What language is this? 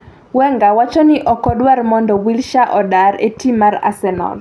Luo (Kenya and Tanzania)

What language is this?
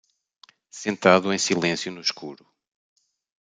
Portuguese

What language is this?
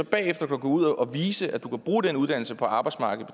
Danish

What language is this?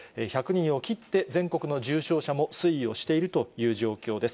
Japanese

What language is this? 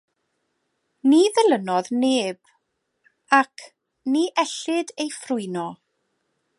Welsh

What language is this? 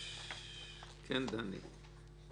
Hebrew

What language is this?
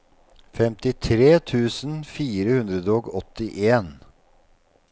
Norwegian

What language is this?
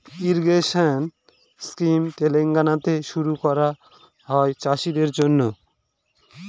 Bangla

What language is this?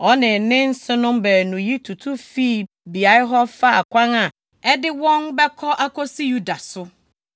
Akan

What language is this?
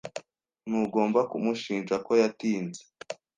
Kinyarwanda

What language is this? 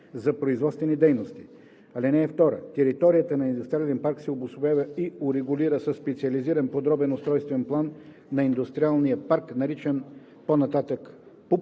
Bulgarian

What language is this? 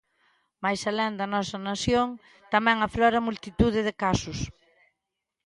Galician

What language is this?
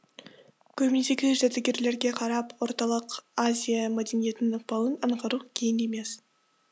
Kazakh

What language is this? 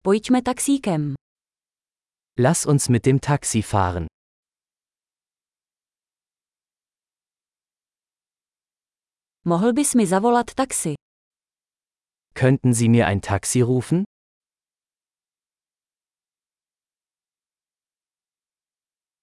Czech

